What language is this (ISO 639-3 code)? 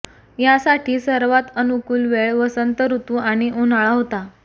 mar